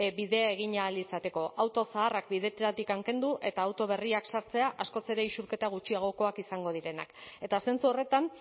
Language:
Basque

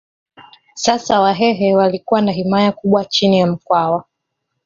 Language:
Swahili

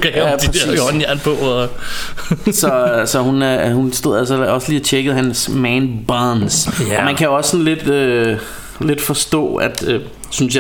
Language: Danish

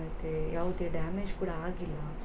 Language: Kannada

